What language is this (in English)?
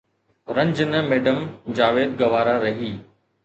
Sindhi